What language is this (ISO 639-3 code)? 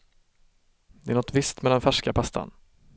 swe